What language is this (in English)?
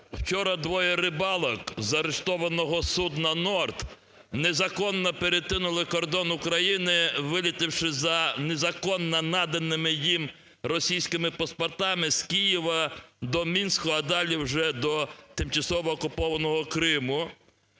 Ukrainian